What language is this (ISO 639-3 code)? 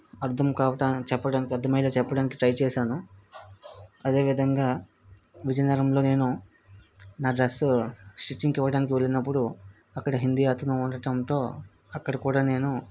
tel